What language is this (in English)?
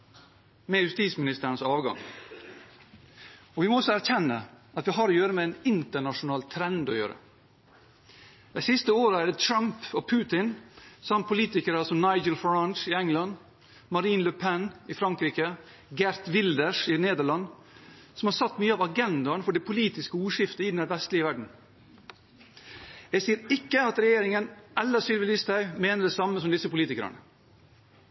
Norwegian Bokmål